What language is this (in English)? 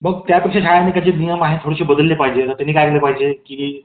Marathi